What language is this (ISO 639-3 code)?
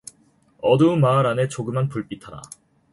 kor